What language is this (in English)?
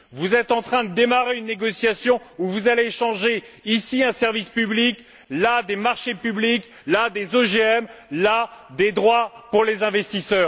French